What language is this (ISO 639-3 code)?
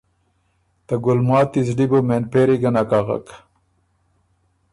oru